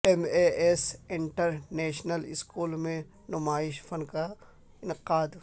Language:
Urdu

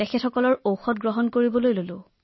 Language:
Assamese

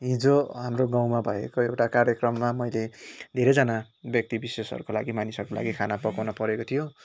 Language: Nepali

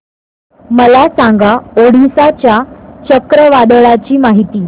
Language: Marathi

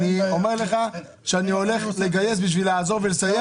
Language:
Hebrew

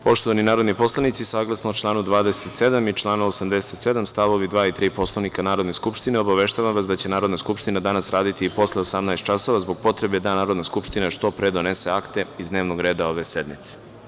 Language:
Serbian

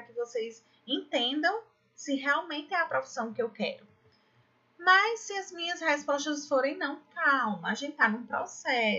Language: Portuguese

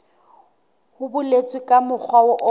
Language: Southern Sotho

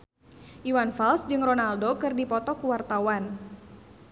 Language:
Sundanese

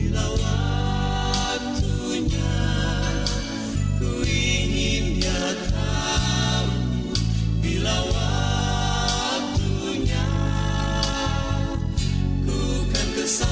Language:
Indonesian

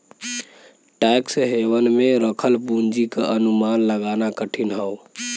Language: Bhojpuri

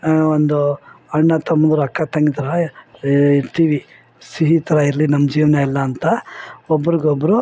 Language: Kannada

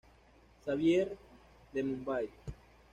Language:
Spanish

